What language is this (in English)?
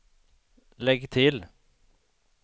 Swedish